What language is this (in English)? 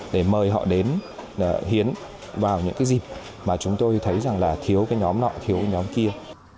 Vietnamese